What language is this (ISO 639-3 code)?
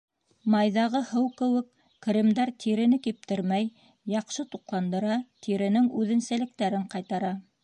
bak